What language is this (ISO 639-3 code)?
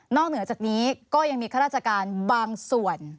tha